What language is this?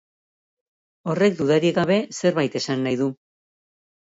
Basque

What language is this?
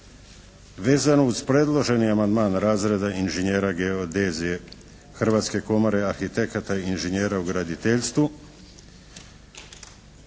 Croatian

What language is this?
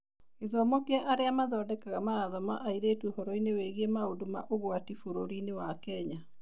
Kikuyu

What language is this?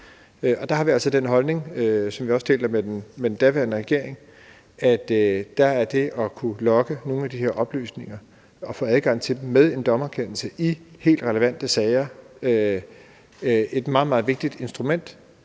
Danish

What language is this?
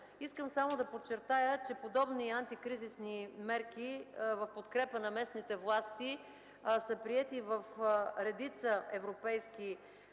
Bulgarian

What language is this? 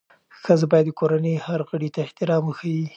Pashto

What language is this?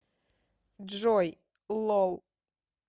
Russian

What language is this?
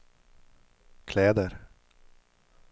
Swedish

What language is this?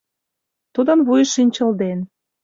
Mari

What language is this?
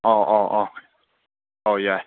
Manipuri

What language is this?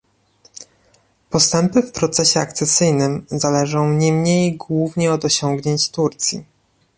Polish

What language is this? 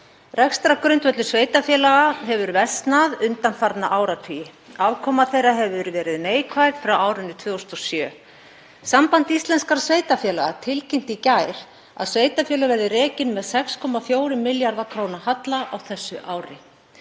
Icelandic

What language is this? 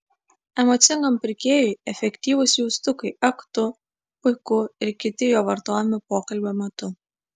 Lithuanian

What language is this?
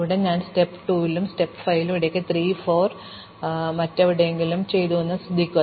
Malayalam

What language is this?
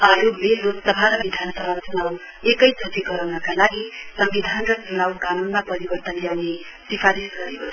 Nepali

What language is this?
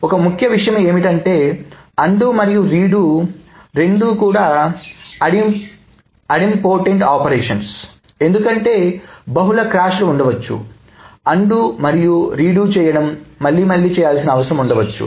Telugu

